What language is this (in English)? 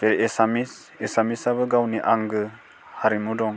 Bodo